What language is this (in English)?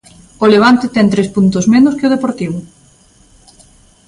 Galician